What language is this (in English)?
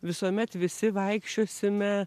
Lithuanian